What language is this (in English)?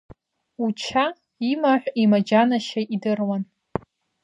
Abkhazian